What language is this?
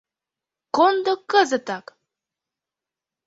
Mari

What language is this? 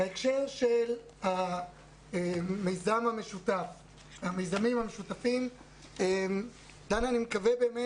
Hebrew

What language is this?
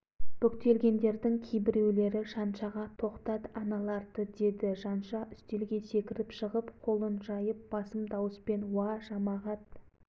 Kazakh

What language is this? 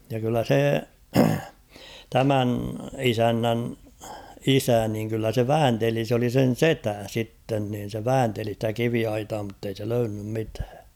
Finnish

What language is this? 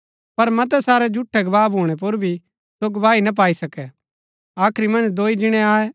Gaddi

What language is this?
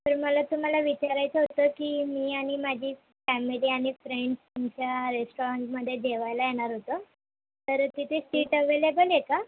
Marathi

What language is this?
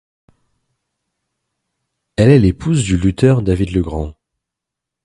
French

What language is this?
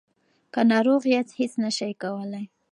Pashto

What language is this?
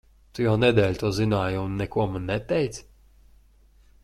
Latvian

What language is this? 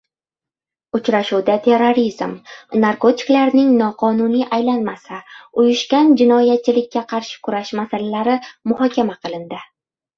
Uzbek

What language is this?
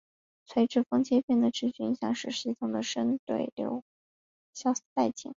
Chinese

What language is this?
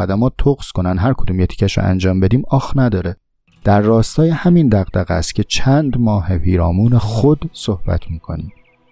Persian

